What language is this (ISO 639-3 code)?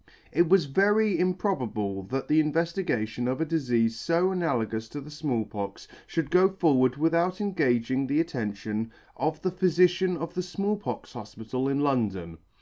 eng